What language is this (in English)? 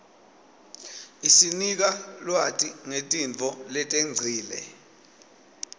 Swati